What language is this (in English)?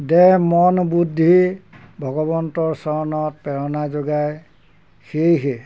Assamese